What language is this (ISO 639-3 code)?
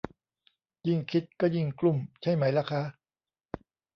tha